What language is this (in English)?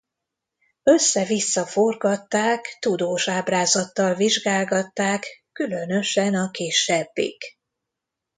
Hungarian